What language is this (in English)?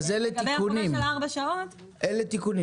Hebrew